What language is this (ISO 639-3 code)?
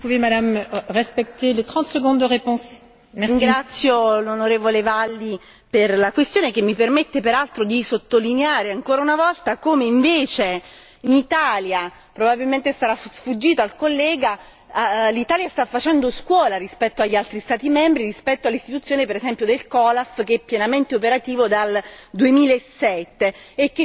ita